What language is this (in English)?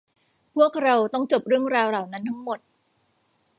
Thai